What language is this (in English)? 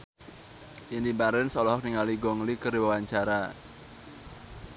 Sundanese